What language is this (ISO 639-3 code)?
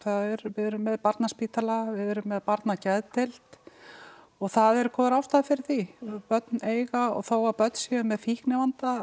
isl